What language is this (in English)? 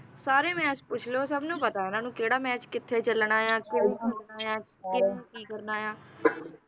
Punjabi